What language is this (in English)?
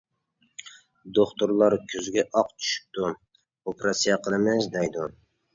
Uyghur